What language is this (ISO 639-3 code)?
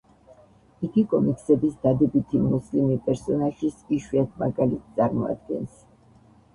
kat